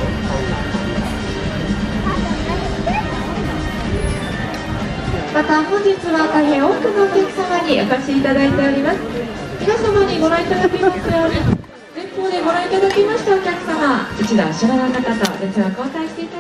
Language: Japanese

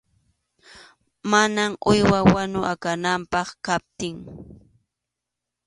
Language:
Arequipa-La Unión Quechua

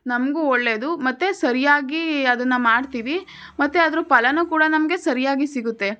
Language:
Kannada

